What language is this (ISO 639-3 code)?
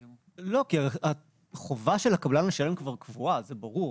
heb